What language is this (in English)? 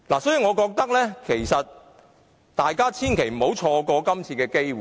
Cantonese